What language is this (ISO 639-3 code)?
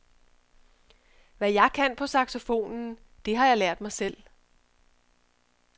dan